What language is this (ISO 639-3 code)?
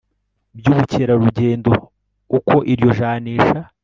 kin